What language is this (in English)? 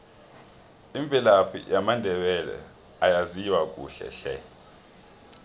South Ndebele